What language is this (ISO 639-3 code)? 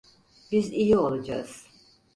tur